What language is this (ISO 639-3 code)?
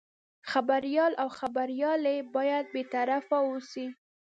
pus